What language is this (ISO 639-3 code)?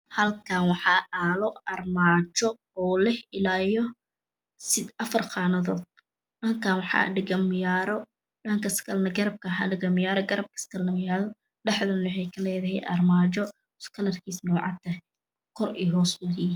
som